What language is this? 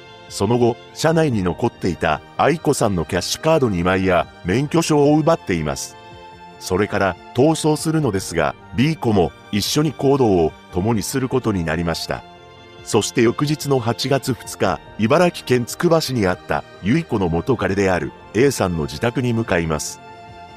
Japanese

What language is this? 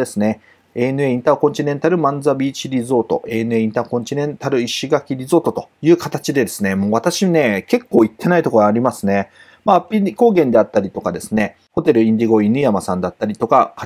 Japanese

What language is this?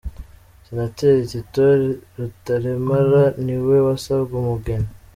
Kinyarwanda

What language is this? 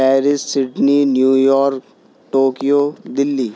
Urdu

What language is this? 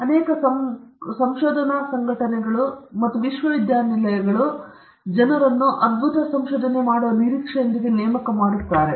Kannada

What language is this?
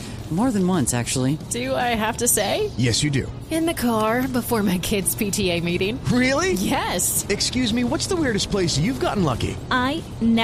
Spanish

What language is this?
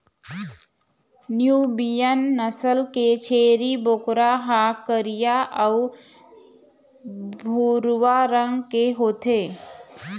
Chhattisgarhi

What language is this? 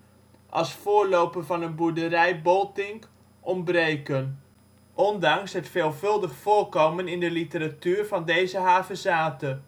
Dutch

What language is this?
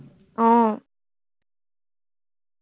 Assamese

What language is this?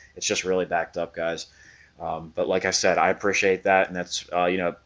English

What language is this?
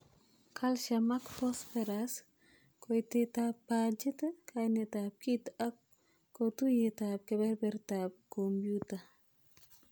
Kalenjin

